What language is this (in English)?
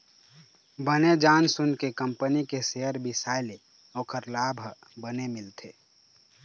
Chhattisgarhi